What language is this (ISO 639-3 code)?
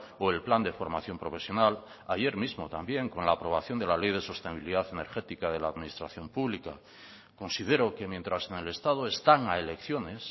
spa